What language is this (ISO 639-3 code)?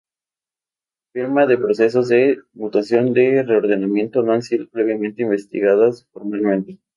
spa